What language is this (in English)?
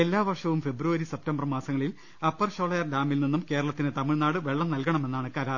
Malayalam